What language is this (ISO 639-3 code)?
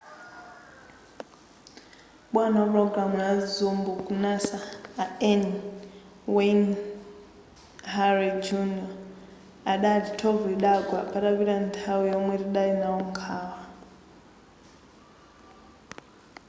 nya